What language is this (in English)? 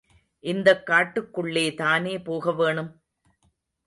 Tamil